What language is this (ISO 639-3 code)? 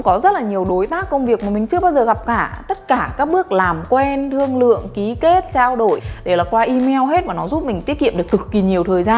vie